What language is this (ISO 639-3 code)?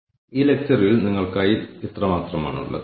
mal